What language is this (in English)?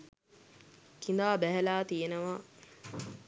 Sinhala